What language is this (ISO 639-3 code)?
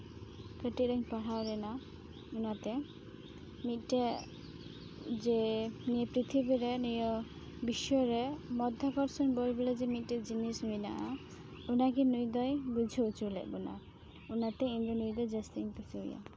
sat